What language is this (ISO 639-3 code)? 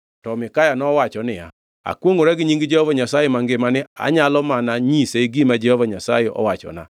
luo